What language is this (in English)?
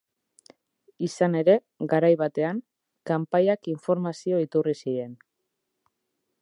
Basque